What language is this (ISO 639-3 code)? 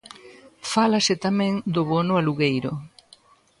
glg